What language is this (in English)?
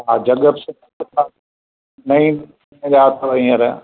Sindhi